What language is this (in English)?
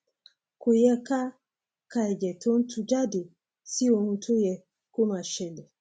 Yoruba